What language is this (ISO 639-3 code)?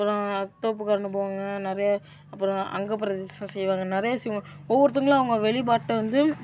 tam